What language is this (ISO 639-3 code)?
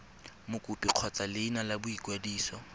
tsn